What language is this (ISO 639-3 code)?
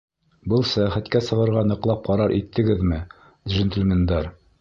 bak